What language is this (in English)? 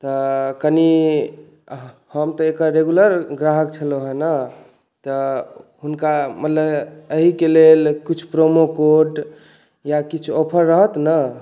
Maithili